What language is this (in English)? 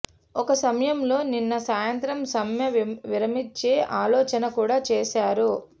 Telugu